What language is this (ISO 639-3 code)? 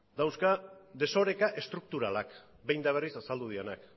eus